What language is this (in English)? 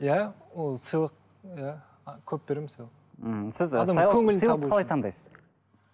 Kazakh